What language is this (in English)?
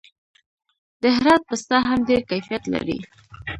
Pashto